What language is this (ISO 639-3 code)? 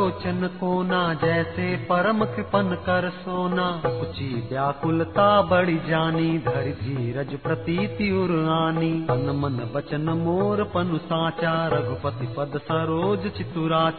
hin